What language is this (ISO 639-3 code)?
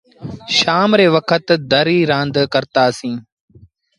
sbn